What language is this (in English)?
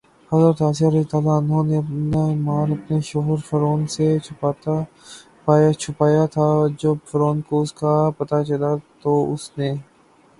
Urdu